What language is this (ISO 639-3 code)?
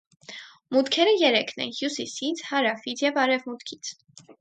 hye